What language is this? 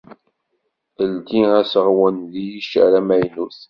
Kabyle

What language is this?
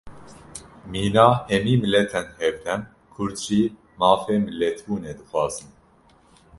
Kurdish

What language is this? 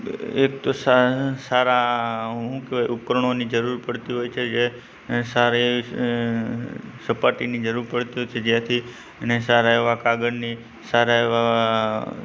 Gujarati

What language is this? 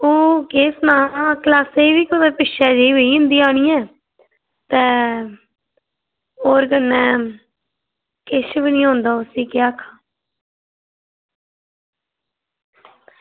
Dogri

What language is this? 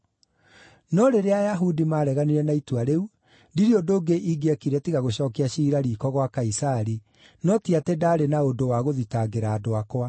Kikuyu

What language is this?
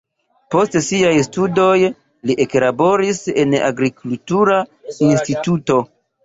Esperanto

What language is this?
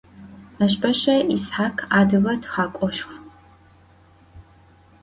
Adyghe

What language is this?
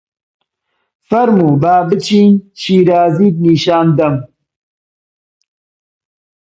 Central Kurdish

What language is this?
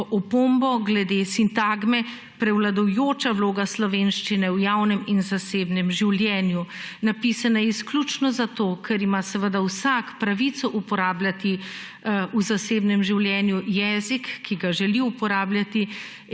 Slovenian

